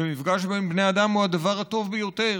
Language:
Hebrew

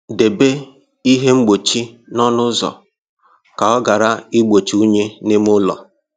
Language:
Igbo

